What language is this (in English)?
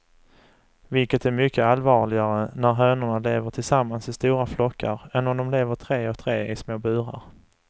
Swedish